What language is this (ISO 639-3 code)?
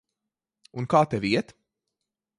lav